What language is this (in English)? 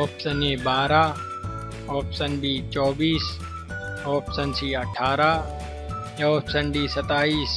Hindi